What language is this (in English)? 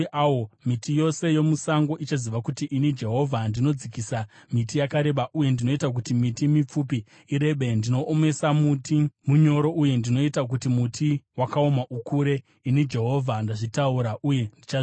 Shona